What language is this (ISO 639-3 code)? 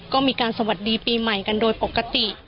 tha